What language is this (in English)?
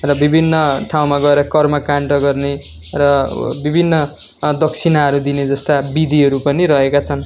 Nepali